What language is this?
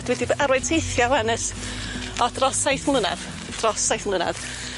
Welsh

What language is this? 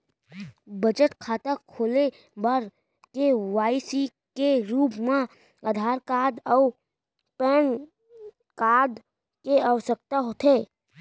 Chhattisgarhi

